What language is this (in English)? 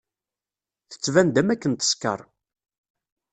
Kabyle